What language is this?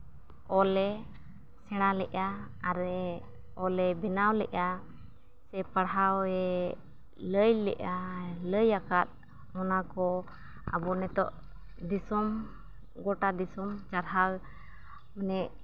Santali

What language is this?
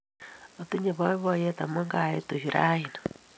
Kalenjin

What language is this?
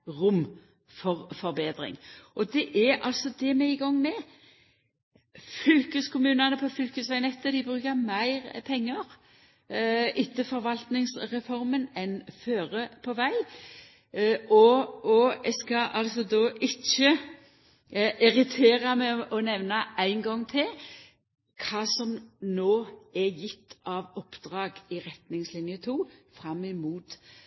Norwegian Nynorsk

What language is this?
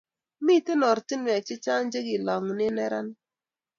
Kalenjin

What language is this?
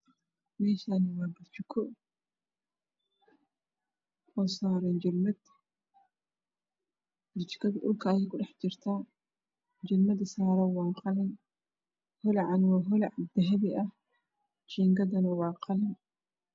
Somali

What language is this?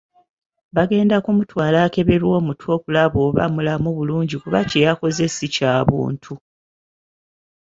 Ganda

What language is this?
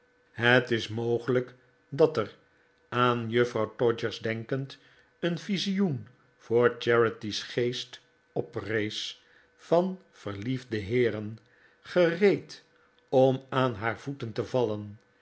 Dutch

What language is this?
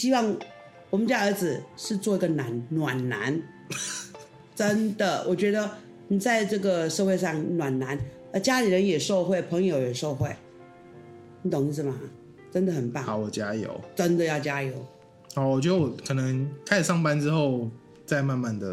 Chinese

